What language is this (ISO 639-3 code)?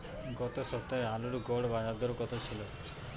ben